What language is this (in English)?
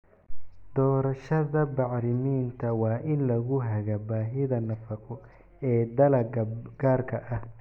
Somali